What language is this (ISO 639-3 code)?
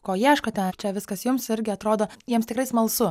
lit